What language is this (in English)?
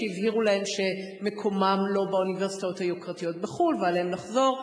Hebrew